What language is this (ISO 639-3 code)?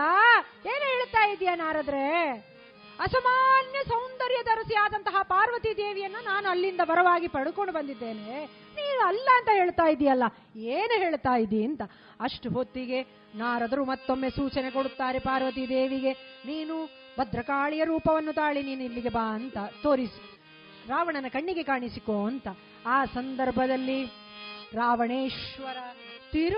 kan